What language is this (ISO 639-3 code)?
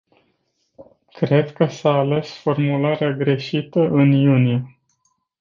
ron